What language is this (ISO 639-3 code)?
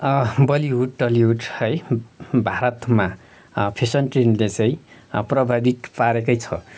nep